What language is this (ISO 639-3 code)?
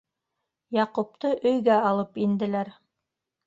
bak